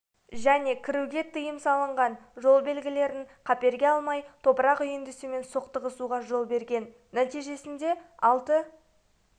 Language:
Kazakh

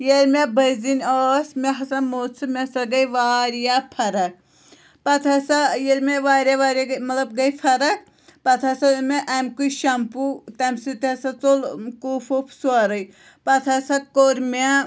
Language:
Kashmiri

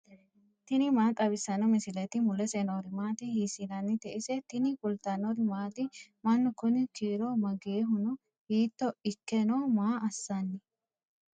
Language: Sidamo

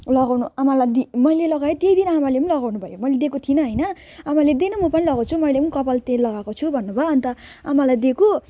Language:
Nepali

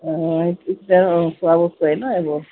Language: Assamese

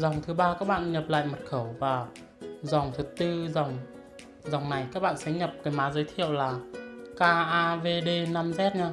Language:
Vietnamese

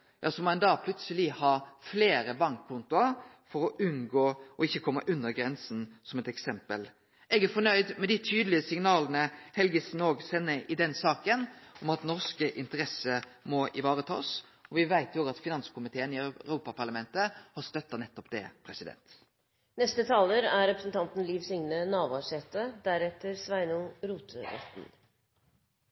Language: Norwegian Nynorsk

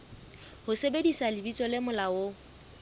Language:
Southern Sotho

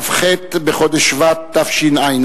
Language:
Hebrew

